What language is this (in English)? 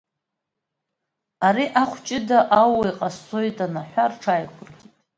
Abkhazian